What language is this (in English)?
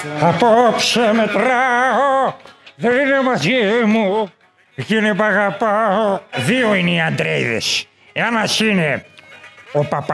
Greek